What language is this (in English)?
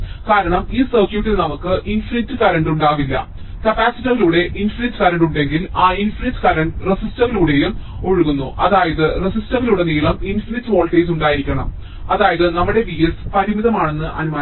Malayalam